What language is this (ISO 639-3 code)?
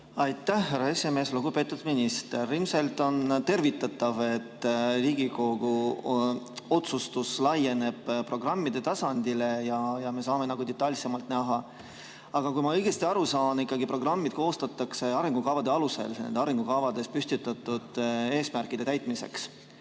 est